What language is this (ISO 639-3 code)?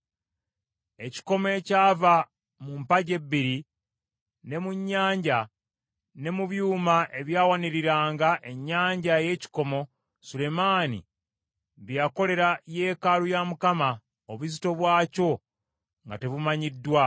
lug